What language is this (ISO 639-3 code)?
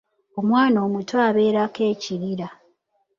lug